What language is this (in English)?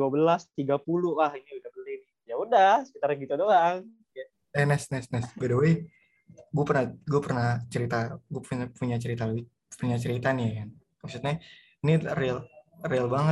Indonesian